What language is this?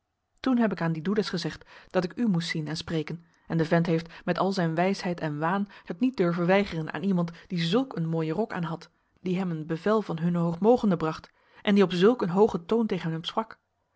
Dutch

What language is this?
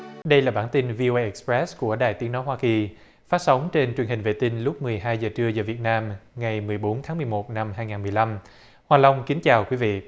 Vietnamese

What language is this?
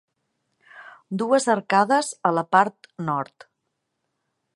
Catalan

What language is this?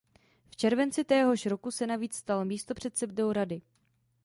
Czech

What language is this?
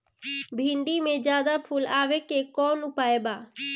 Bhojpuri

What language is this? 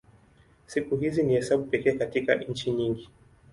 Swahili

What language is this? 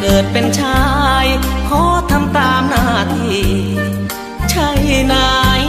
Thai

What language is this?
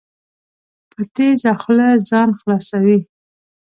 Pashto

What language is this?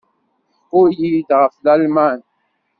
Kabyle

